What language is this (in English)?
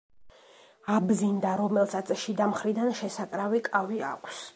Georgian